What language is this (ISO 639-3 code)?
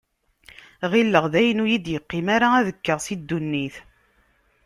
kab